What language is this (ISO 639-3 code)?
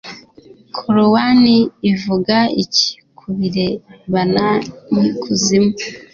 kin